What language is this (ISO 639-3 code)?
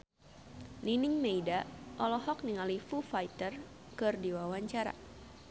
sun